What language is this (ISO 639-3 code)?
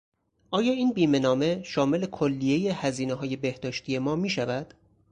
fas